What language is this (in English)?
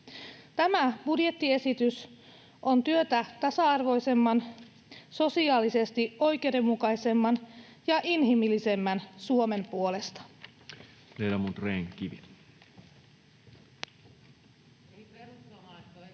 Finnish